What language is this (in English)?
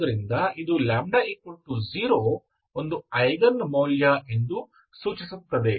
Kannada